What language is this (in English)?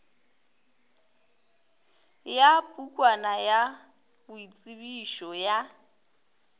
Northern Sotho